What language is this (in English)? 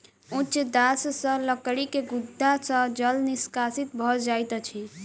Maithili